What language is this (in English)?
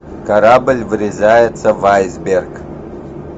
Russian